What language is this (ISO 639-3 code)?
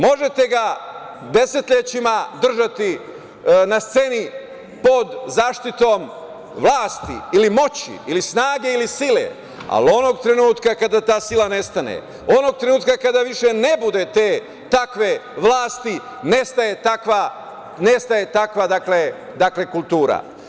srp